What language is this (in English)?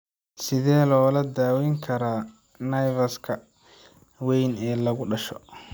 Somali